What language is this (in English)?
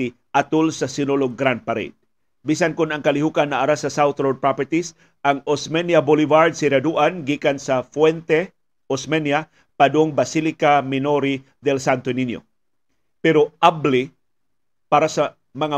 Filipino